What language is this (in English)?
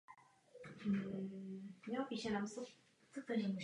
Czech